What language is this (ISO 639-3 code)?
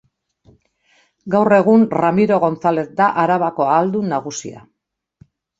eus